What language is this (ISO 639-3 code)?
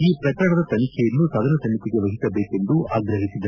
kan